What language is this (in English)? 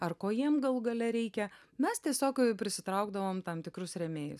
Lithuanian